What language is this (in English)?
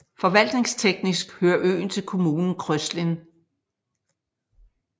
Danish